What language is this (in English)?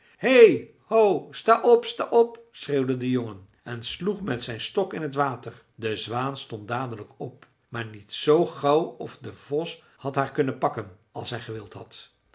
Dutch